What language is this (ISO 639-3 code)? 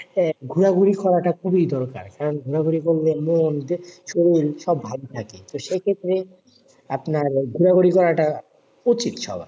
ben